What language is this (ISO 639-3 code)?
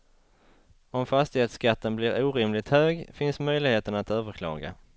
swe